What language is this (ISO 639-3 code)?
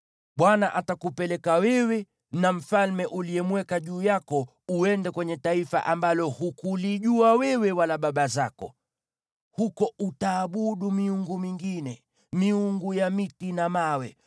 swa